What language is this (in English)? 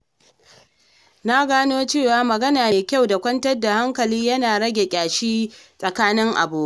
Hausa